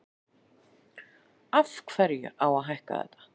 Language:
Icelandic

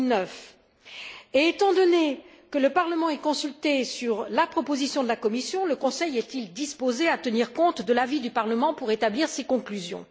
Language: French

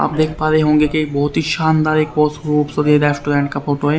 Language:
Hindi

